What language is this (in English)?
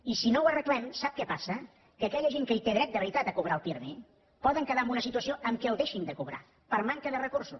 Catalan